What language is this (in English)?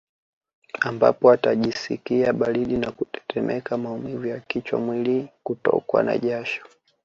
Swahili